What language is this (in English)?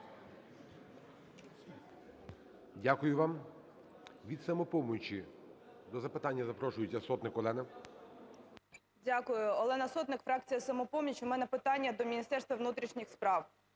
Ukrainian